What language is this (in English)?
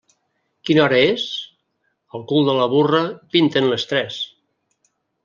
Catalan